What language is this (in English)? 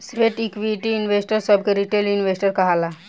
Bhojpuri